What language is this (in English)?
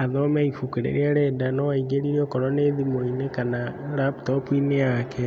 Kikuyu